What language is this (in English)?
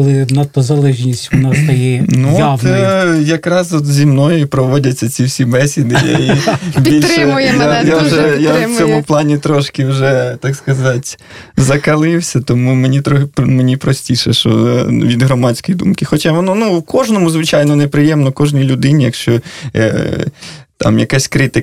Russian